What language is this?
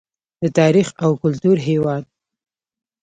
Pashto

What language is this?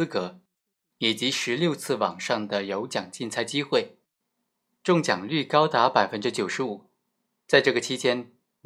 Chinese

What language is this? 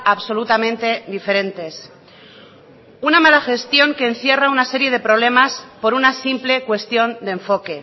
Spanish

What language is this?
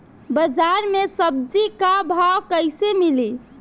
Bhojpuri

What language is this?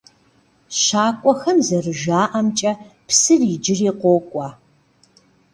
Kabardian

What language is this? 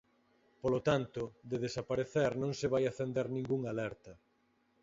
Galician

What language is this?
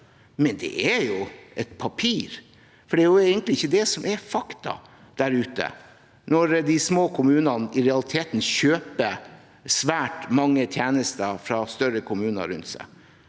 Norwegian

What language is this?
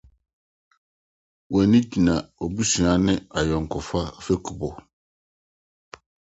Akan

